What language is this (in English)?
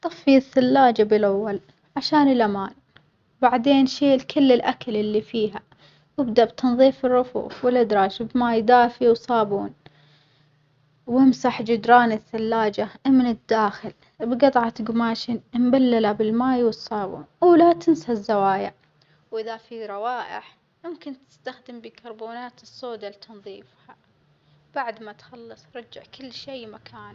Omani Arabic